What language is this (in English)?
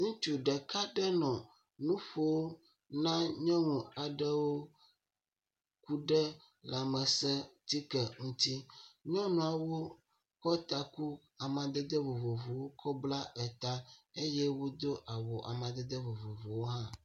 Ewe